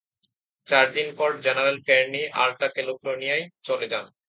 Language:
Bangla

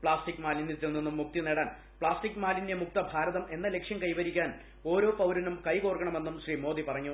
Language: Malayalam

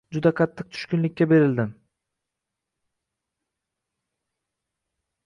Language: Uzbek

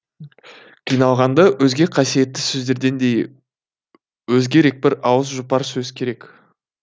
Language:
Kazakh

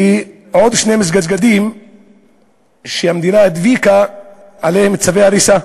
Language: Hebrew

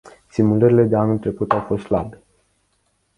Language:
Romanian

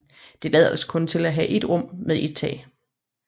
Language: Danish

